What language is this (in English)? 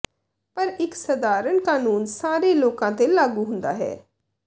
Punjabi